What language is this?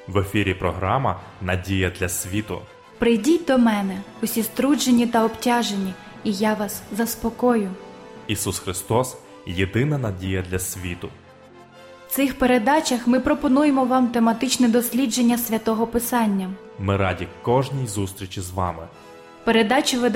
Ukrainian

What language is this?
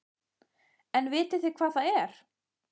Icelandic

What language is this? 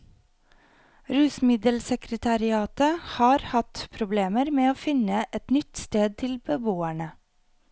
Norwegian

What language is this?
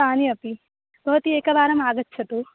Sanskrit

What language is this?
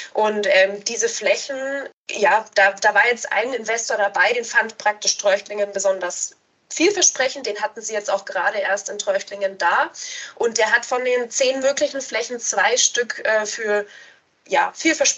German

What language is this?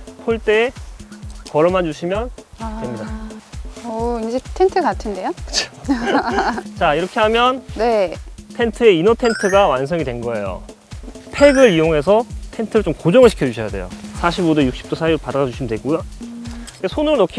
Korean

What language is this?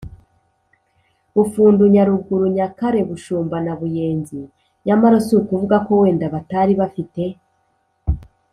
Kinyarwanda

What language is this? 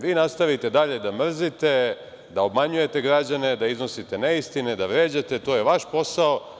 Serbian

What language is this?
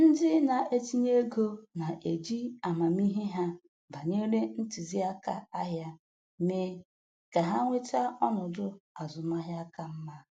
Igbo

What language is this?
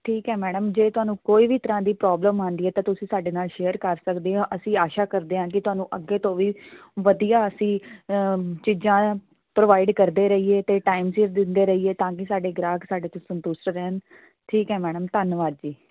Punjabi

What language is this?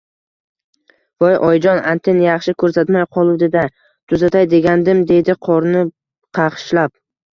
Uzbek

